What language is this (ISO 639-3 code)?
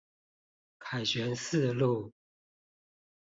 zho